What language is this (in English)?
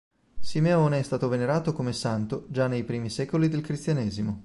Italian